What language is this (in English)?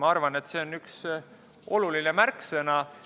Estonian